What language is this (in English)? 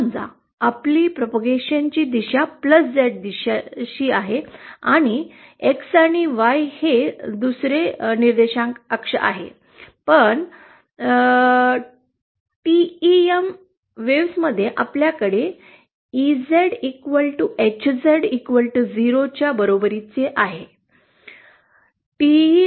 Marathi